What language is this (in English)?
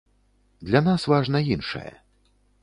Belarusian